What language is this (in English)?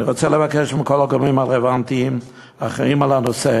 Hebrew